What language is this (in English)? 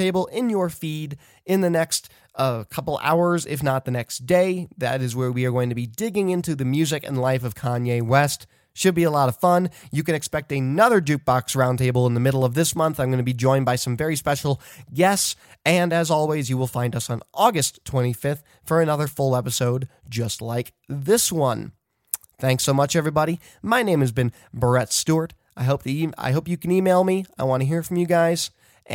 English